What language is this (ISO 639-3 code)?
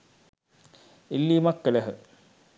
sin